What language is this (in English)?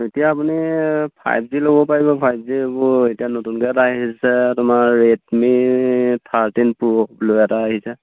Assamese